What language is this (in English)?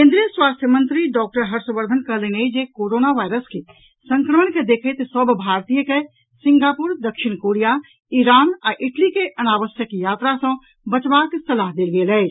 Maithili